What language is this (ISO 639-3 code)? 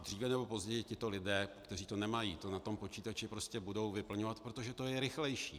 ces